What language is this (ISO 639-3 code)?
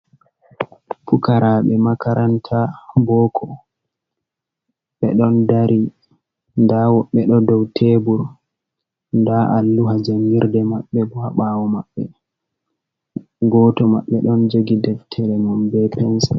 ful